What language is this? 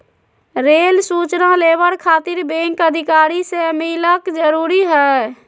Magahi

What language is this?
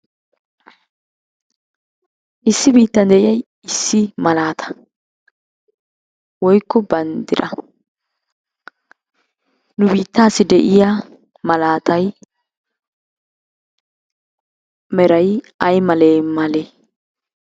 Wolaytta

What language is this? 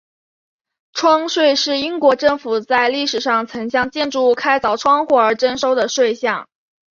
Chinese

